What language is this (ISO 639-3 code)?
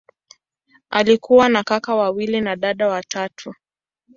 swa